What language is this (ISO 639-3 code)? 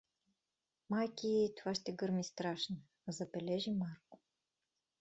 bul